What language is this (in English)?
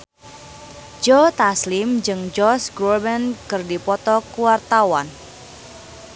Sundanese